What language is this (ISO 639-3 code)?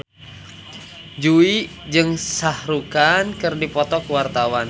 sun